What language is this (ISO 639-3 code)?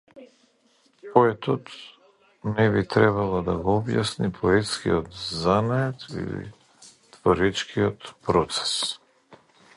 mkd